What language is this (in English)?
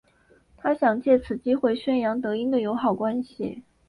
Chinese